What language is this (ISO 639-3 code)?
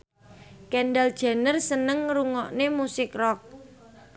jav